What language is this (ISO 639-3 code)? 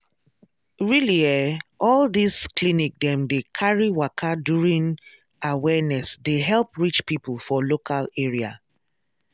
pcm